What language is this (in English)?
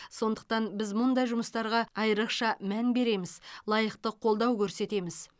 Kazakh